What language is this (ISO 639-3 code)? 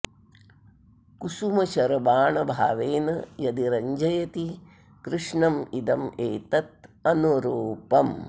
san